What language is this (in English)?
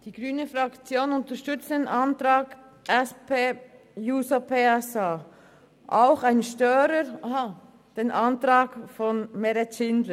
Swiss German